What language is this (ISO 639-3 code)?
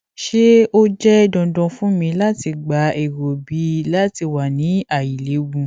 yor